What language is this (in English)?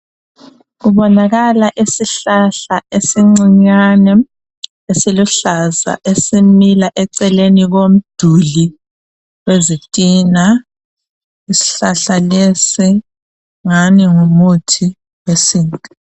North Ndebele